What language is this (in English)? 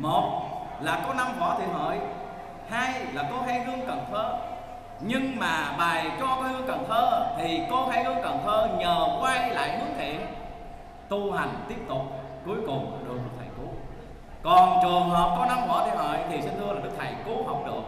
Vietnamese